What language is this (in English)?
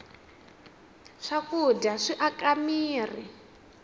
Tsonga